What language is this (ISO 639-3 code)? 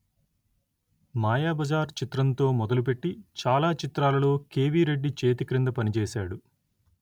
tel